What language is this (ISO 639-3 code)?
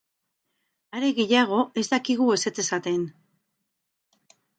eus